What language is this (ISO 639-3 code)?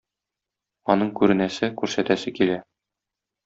tat